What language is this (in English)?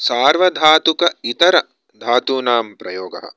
Sanskrit